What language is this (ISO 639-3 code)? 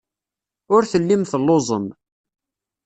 kab